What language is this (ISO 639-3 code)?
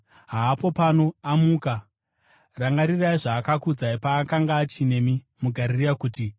sna